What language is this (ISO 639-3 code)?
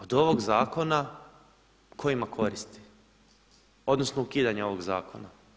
hrv